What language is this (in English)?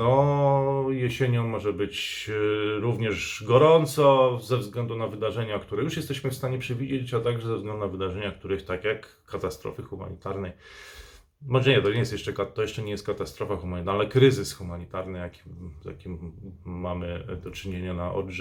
Polish